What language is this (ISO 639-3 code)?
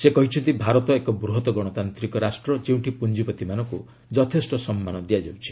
ori